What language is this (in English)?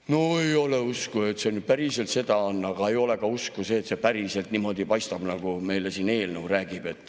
Estonian